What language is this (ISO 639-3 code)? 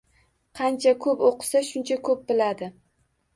uzb